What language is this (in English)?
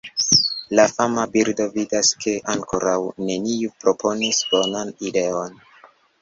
Esperanto